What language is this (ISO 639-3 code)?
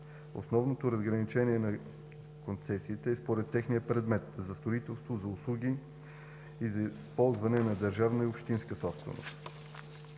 bul